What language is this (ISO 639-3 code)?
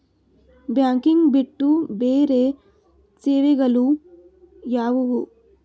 kan